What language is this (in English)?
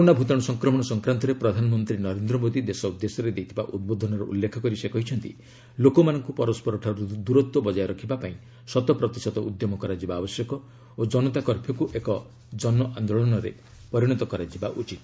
Odia